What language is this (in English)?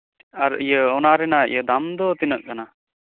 Santali